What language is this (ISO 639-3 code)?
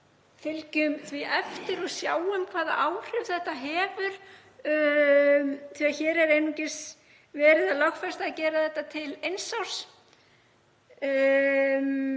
isl